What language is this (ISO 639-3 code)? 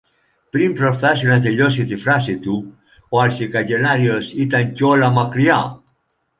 ell